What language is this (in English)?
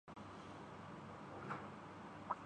Urdu